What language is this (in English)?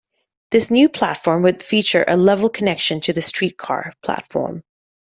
English